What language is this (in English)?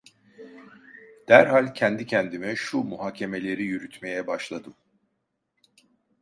Turkish